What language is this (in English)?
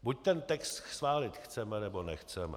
Czech